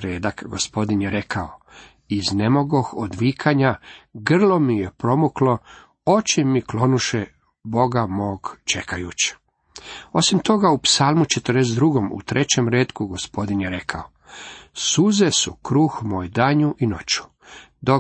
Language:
Croatian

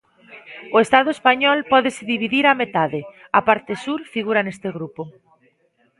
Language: Galician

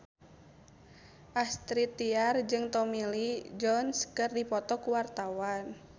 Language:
Sundanese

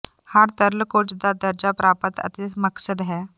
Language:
Punjabi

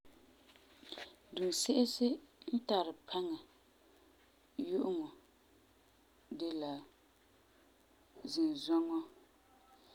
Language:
Frafra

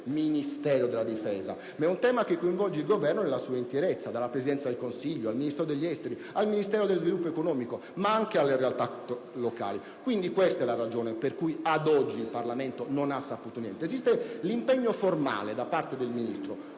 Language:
Italian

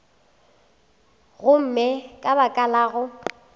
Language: Northern Sotho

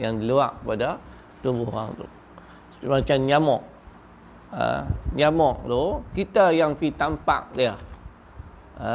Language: Malay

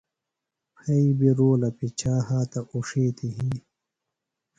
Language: Phalura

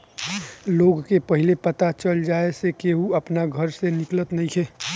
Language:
Bhojpuri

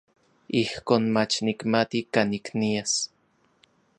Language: Orizaba Nahuatl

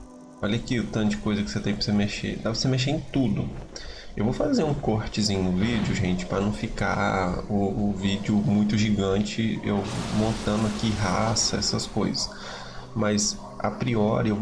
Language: Portuguese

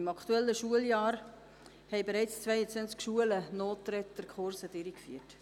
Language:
Swiss German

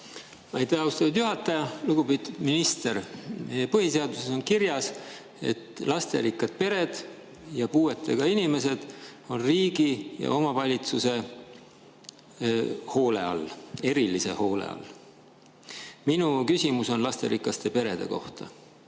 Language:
Estonian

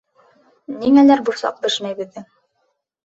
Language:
Bashkir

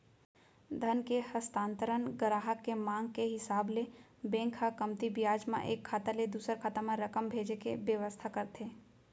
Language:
Chhattisgarhi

